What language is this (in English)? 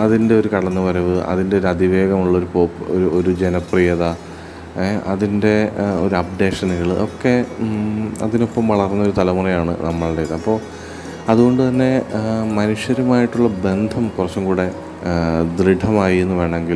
Malayalam